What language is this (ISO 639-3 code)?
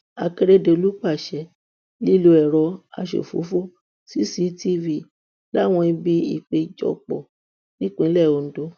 yor